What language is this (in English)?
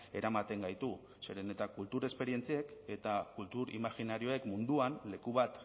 Basque